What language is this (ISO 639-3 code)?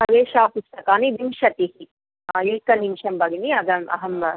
san